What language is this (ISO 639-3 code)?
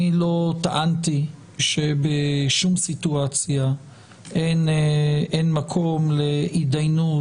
heb